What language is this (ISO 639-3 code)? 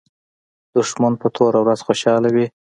pus